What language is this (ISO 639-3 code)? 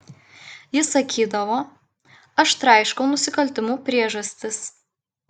lit